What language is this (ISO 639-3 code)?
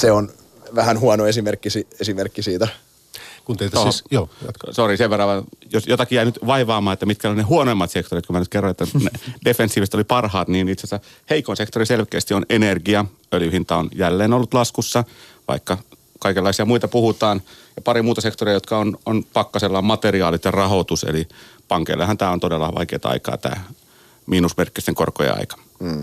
fin